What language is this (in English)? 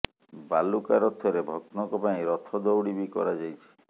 Odia